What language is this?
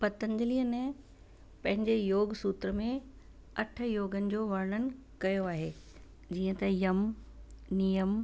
Sindhi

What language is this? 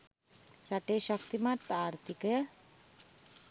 Sinhala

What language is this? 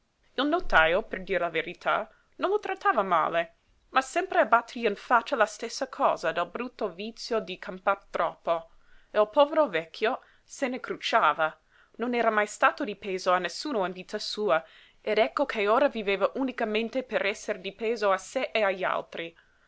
Italian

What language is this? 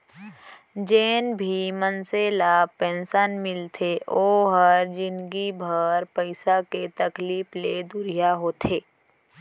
Chhattisgarhi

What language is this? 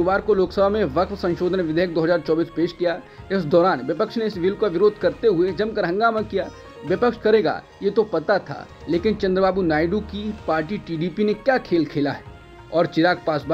Hindi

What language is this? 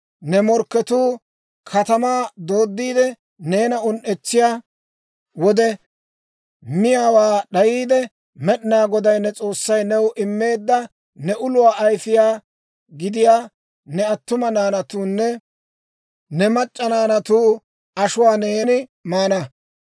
Dawro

